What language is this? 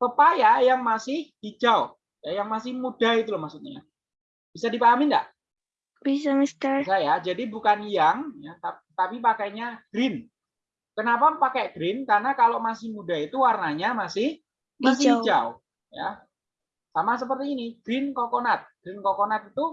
Indonesian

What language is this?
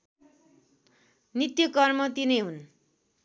Nepali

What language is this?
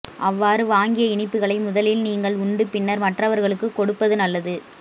Tamil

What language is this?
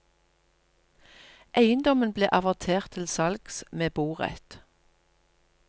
Norwegian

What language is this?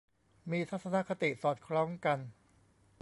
Thai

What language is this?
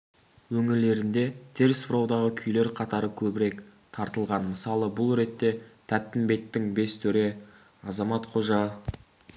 Kazakh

